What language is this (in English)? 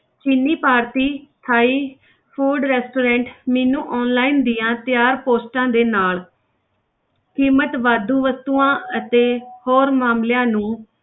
Punjabi